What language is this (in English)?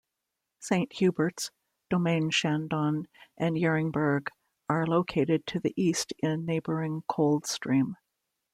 English